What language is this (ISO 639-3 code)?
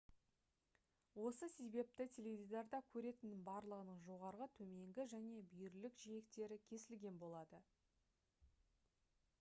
kaz